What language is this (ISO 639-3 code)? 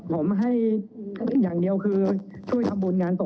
tha